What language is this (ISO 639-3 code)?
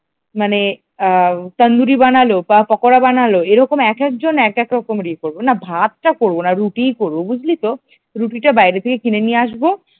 ben